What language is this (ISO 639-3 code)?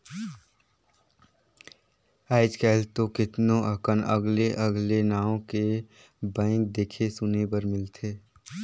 hne